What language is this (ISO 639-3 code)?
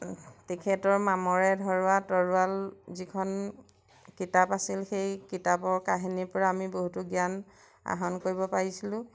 asm